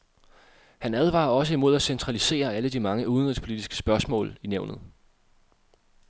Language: Danish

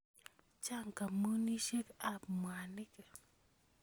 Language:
Kalenjin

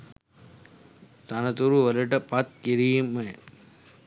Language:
Sinhala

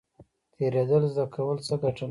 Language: Pashto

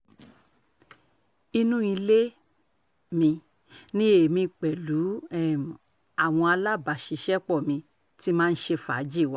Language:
Yoruba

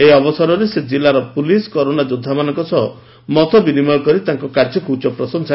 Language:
Odia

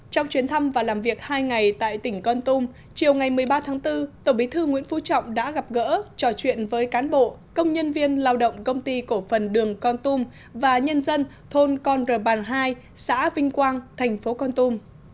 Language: Vietnamese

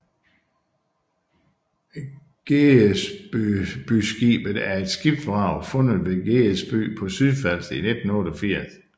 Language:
Danish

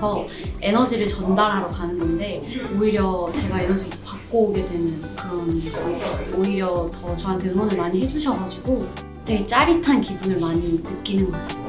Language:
Korean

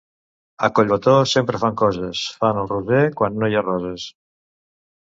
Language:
Catalan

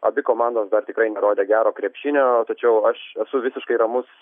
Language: Lithuanian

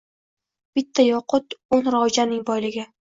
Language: Uzbek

